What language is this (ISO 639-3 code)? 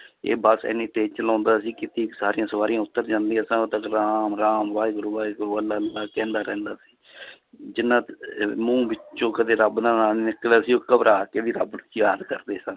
pan